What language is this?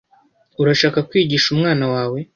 Kinyarwanda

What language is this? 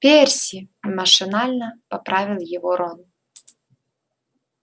Russian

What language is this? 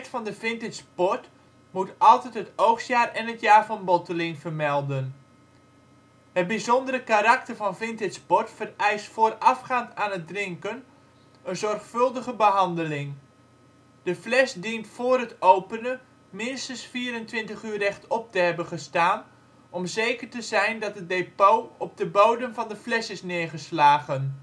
Dutch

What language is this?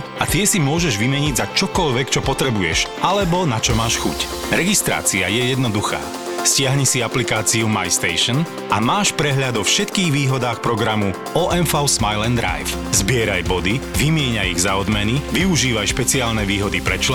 Slovak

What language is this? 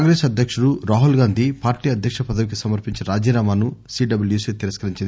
Telugu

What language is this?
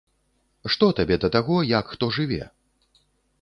Belarusian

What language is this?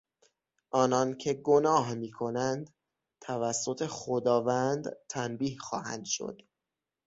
Persian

